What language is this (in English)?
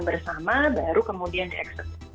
Indonesian